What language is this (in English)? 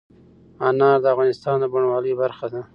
Pashto